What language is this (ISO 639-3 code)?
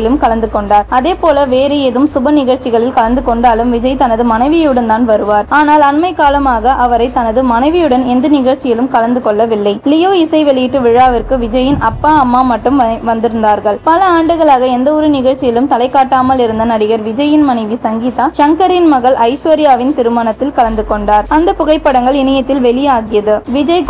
tam